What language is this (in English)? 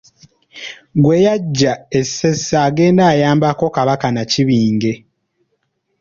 Ganda